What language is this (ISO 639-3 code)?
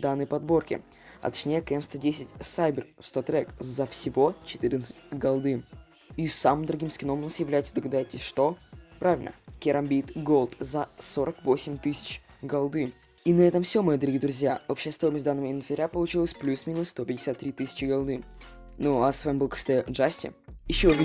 rus